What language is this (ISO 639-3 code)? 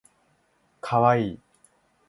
jpn